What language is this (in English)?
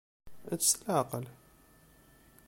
Kabyle